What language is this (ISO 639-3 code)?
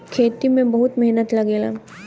bho